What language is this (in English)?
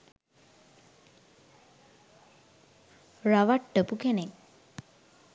Sinhala